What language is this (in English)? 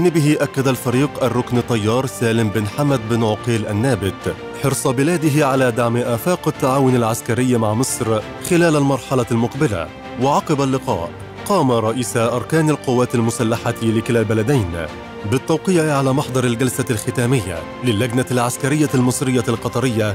Arabic